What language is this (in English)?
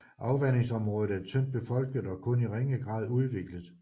Danish